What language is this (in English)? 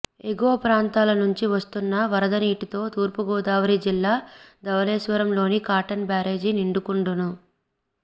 Telugu